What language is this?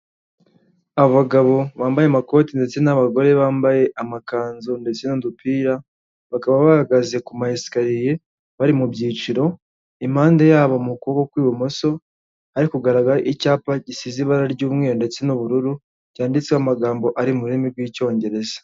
Kinyarwanda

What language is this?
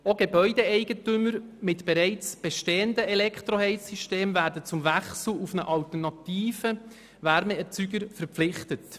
Swiss German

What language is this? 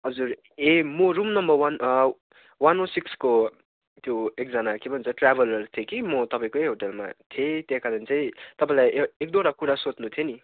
Nepali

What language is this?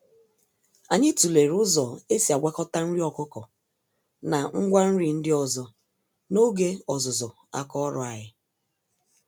Igbo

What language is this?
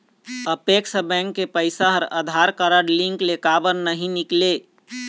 Chhattisgarhi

